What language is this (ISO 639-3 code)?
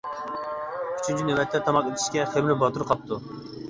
uig